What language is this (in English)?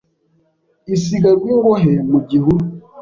Kinyarwanda